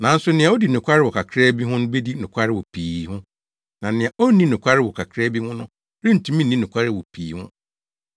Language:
Akan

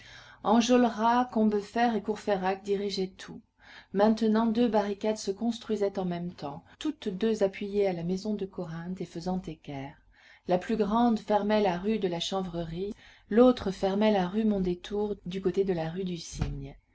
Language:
French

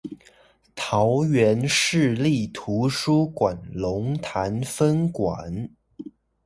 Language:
Chinese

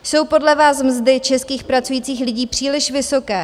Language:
Czech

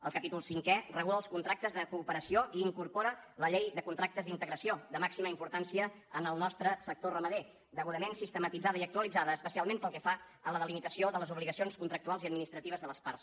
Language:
Catalan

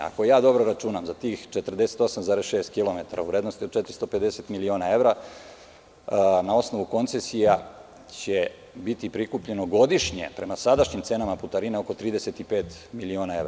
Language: Serbian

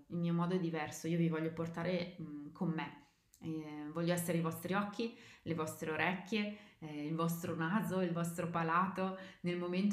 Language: Italian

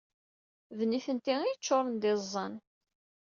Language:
Kabyle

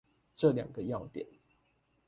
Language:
Chinese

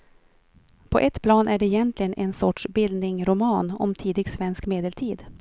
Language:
Swedish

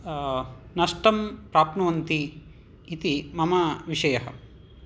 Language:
Sanskrit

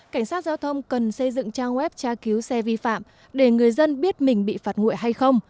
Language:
Vietnamese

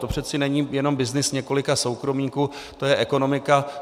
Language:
Czech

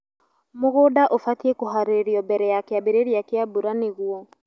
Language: Kikuyu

